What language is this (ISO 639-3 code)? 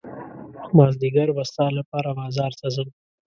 pus